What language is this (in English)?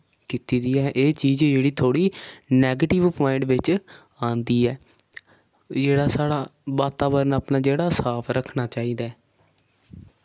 Dogri